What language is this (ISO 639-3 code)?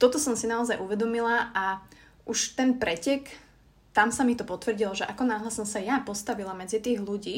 slk